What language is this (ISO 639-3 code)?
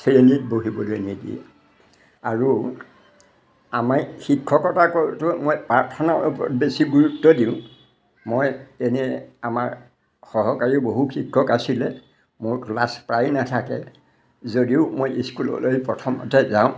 asm